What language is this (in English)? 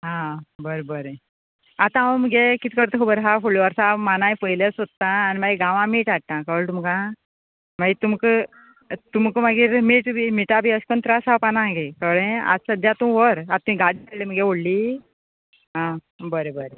Konkani